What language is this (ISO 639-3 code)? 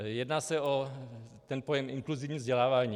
ces